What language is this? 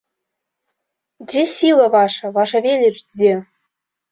Belarusian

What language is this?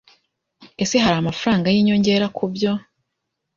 Kinyarwanda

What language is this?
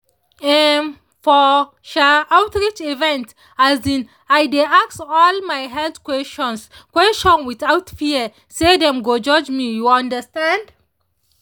Nigerian Pidgin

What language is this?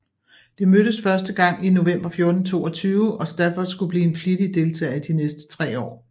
Danish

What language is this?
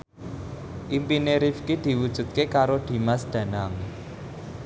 Javanese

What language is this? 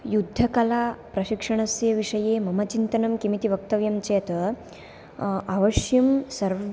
Sanskrit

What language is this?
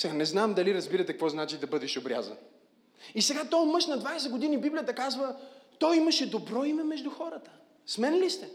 Bulgarian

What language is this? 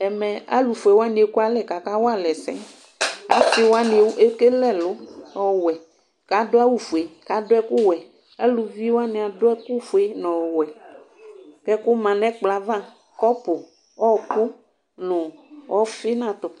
Ikposo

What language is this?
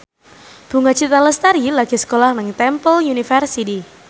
Javanese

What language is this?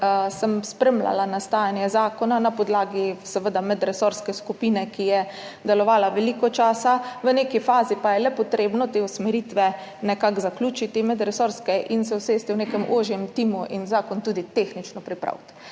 Slovenian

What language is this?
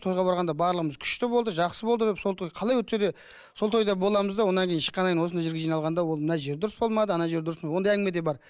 Kazakh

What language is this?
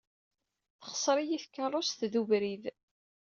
Kabyle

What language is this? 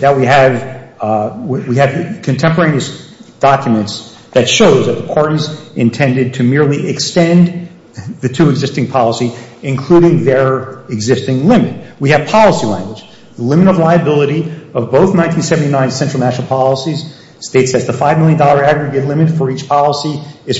English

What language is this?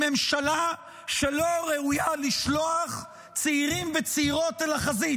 Hebrew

